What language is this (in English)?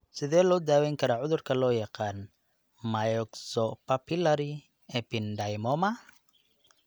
Somali